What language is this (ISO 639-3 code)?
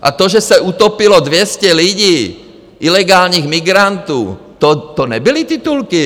ces